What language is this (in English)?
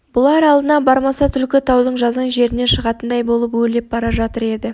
Kazakh